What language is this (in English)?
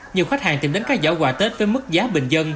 Vietnamese